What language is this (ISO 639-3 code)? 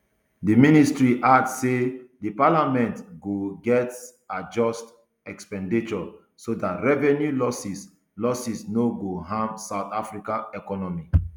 pcm